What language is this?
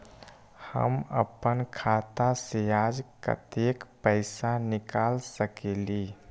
Magahi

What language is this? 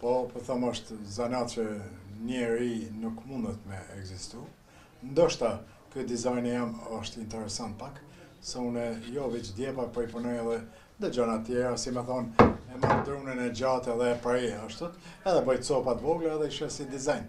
Romanian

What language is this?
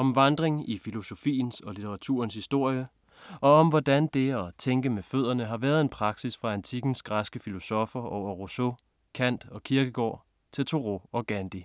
Danish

